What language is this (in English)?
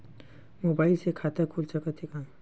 Chhattisgarhi